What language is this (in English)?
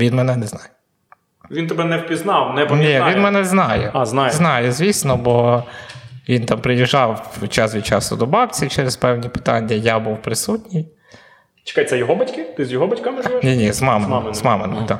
Ukrainian